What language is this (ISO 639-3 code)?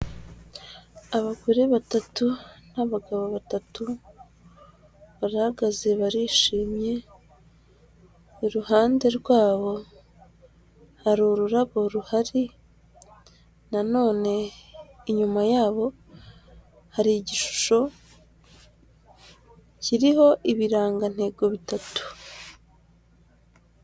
kin